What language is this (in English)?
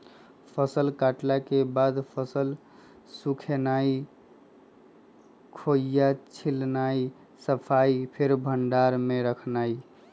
Magahi